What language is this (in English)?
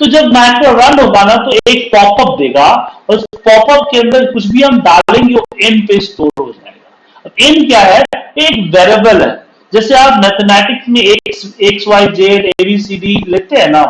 Hindi